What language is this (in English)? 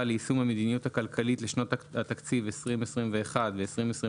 Hebrew